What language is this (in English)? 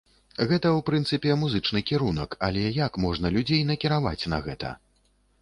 Belarusian